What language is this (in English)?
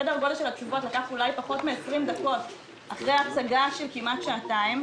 Hebrew